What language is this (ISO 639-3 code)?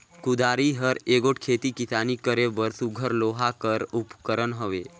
hne